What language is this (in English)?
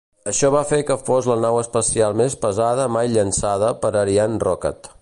Catalan